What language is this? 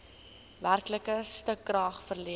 Afrikaans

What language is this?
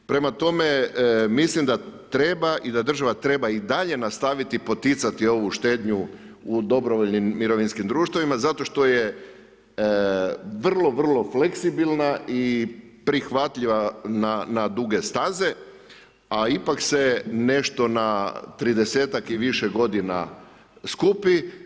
Croatian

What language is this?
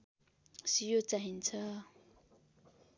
Nepali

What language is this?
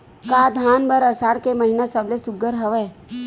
Chhattisgarhi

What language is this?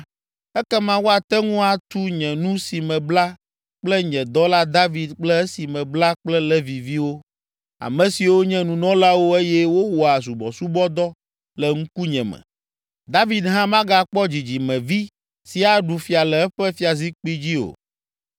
Ewe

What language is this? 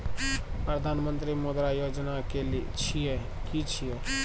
Maithili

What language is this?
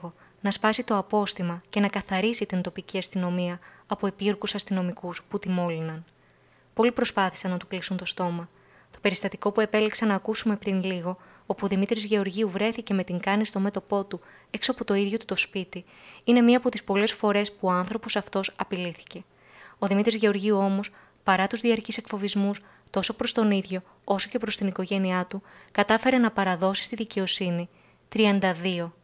Greek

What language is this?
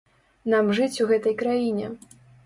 Belarusian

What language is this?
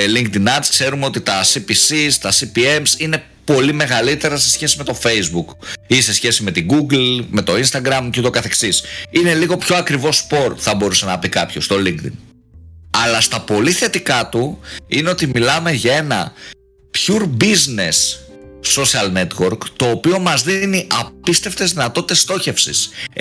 Greek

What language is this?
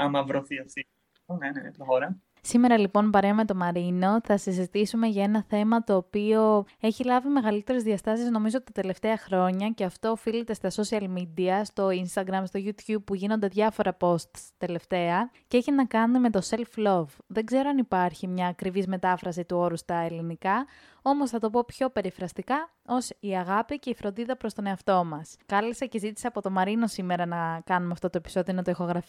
Greek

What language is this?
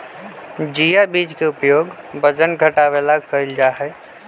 Magahi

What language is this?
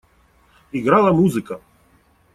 Russian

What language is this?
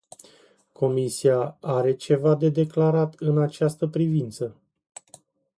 Romanian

